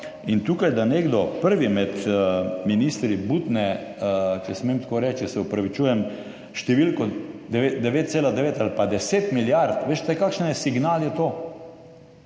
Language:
Slovenian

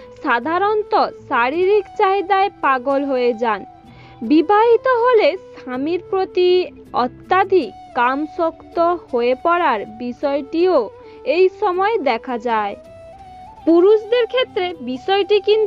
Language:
Hindi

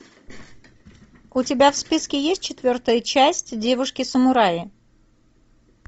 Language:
Russian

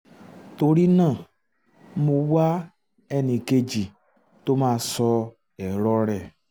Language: Yoruba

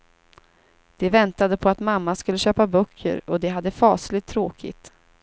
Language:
Swedish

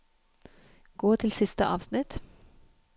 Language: Norwegian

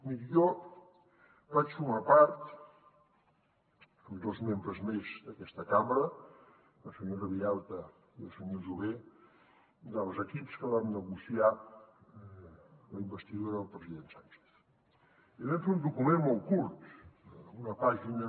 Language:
Catalan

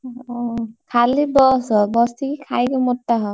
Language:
Odia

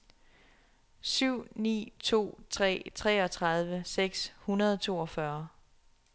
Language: Danish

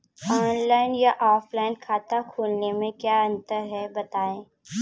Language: Hindi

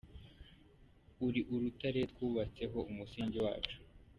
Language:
Kinyarwanda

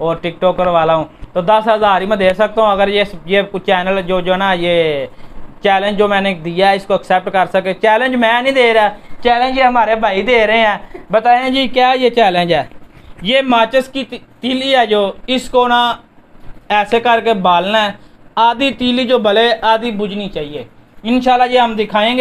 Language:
Hindi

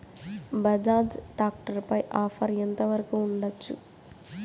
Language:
Telugu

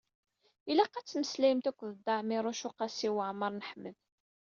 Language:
Kabyle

